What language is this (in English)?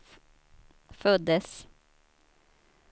Swedish